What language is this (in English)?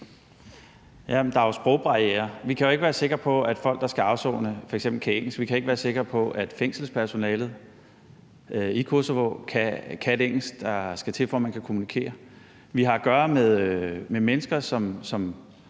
Danish